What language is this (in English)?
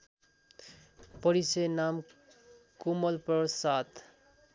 Nepali